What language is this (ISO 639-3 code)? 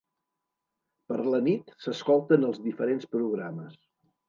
cat